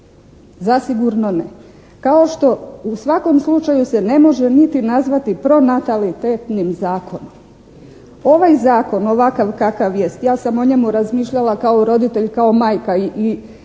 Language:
Croatian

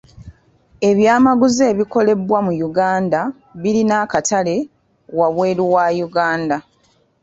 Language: Ganda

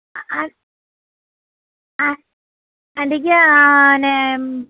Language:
Malayalam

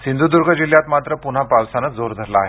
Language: Marathi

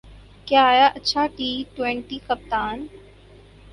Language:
Urdu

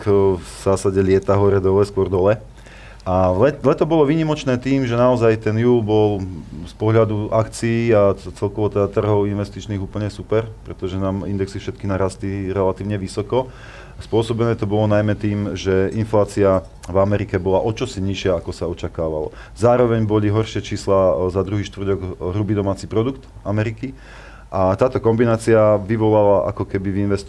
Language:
Slovak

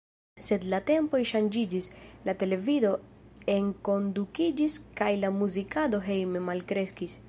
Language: Esperanto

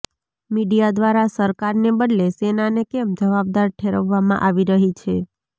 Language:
Gujarati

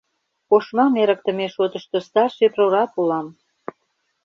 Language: Mari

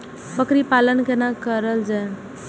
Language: Maithili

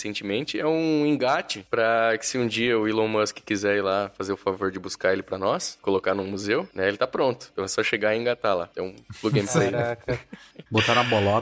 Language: Portuguese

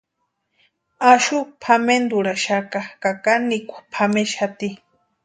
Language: Western Highland Purepecha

